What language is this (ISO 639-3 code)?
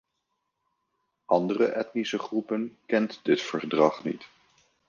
nld